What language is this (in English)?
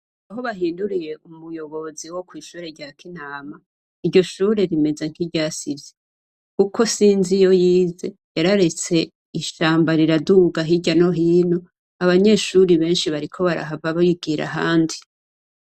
Rundi